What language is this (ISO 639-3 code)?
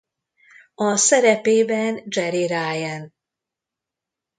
hun